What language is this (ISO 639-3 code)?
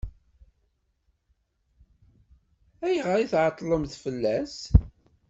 kab